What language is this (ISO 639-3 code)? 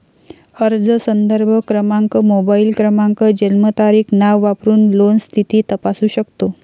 mar